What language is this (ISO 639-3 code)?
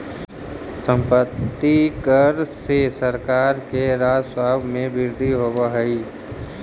mag